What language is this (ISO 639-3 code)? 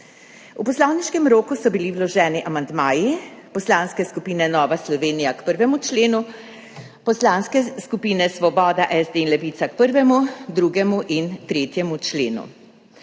slv